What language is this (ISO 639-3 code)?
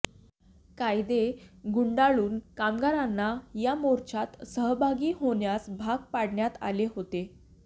mar